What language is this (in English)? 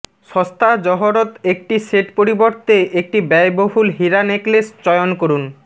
Bangla